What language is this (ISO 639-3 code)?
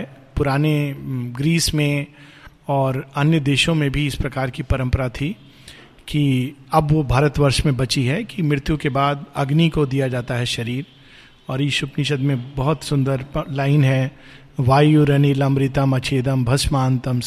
hin